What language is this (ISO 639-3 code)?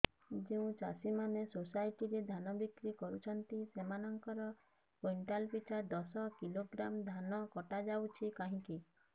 ori